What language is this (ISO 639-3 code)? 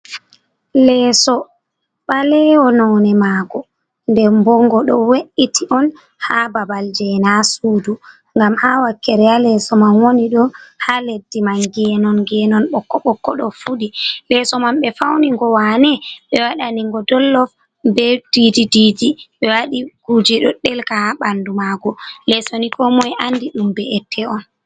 ful